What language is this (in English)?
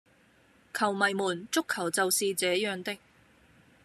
Cantonese